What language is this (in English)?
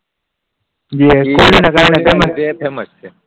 Gujarati